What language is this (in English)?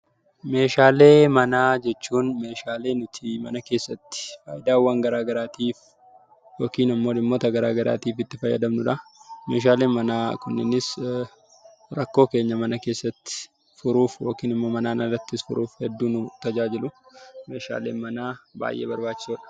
Oromo